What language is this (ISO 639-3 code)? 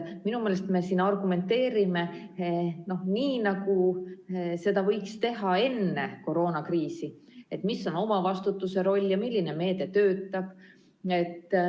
est